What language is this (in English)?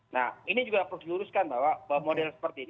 Indonesian